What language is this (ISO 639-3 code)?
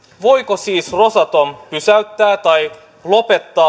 fin